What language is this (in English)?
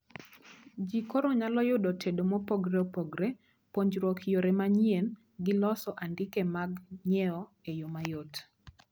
Luo (Kenya and Tanzania)